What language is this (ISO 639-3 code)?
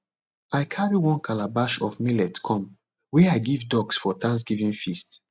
pcm